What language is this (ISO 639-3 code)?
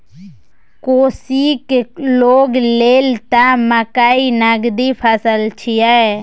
mai